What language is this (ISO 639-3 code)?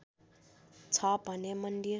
nep